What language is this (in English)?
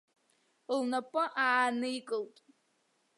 Abkhazian